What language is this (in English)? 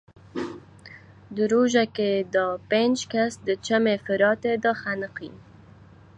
Kurdish